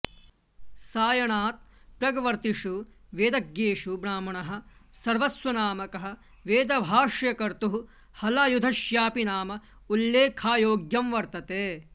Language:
Sanskrit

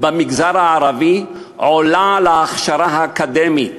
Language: Hebrew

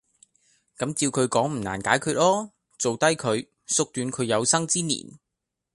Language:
Cantonese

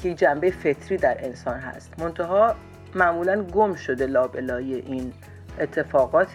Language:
Persian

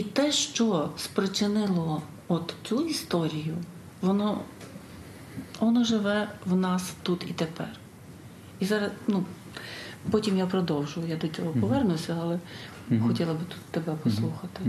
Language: Ukrainian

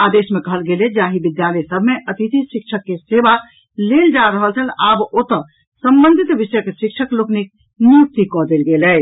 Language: Maithili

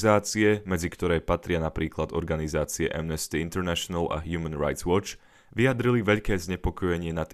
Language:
Slovak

